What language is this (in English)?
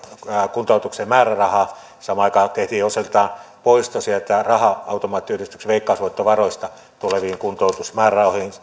Finnish